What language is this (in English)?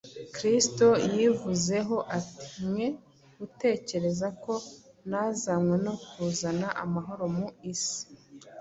Kinyarwanda